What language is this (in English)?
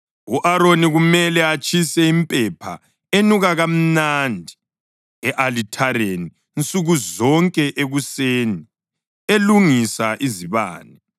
North Ndebele